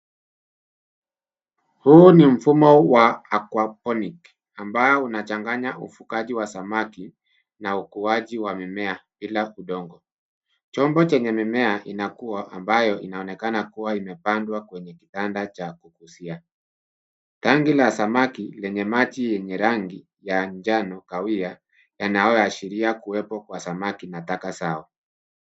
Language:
Swahili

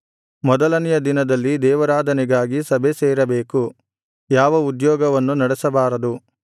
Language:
Kannada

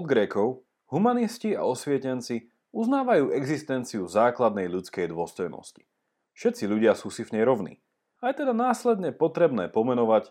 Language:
Slovak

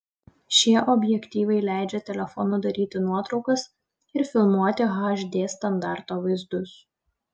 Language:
Lithuanian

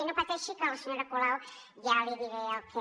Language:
Catalan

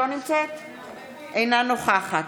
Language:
Hebrew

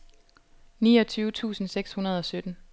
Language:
Danish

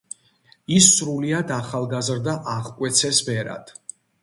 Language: Georgian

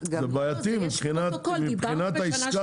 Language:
Hebrew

